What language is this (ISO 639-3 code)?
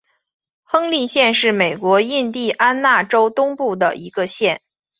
zho